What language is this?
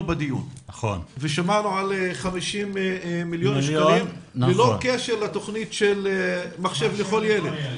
Hebrew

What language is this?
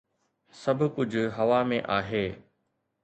Sindhi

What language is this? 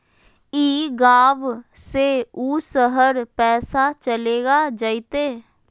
Magahi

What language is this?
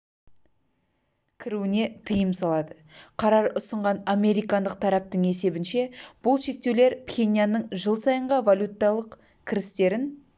Kazakh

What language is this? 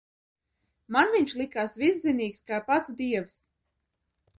Latvian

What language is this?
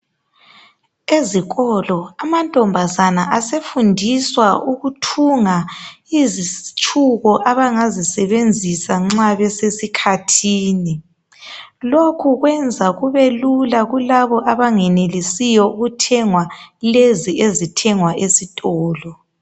North Ndebele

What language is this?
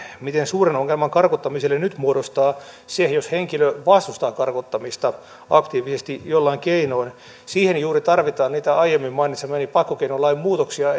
Finnish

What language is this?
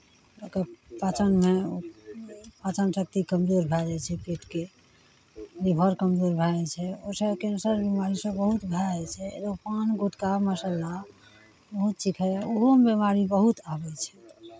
Maithili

